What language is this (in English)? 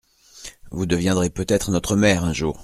French